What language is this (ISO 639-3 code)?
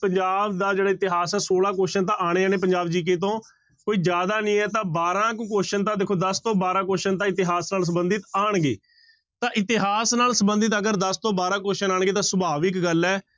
pan